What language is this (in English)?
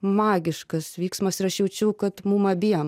Lithuanian